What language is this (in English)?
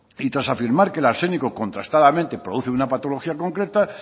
Spanish